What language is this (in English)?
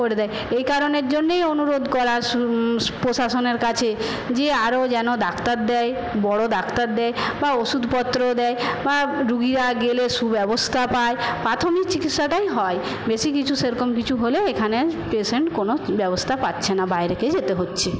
Bangla